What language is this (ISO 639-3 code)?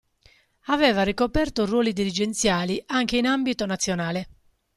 ita